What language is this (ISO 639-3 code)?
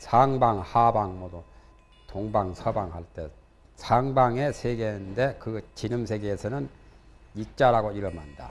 kor